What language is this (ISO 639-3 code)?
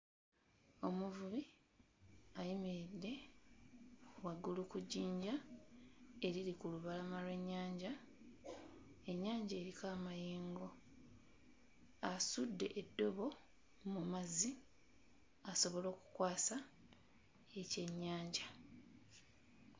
lug